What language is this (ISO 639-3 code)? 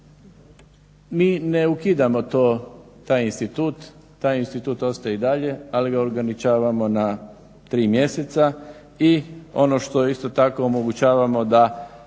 hrv